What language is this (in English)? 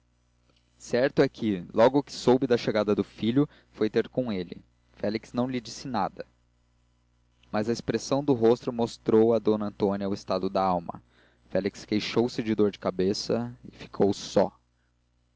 Portuguese